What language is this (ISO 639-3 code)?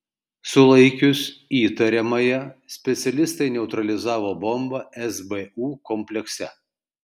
lit